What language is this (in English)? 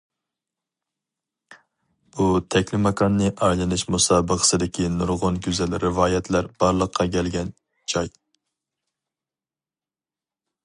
Uyghur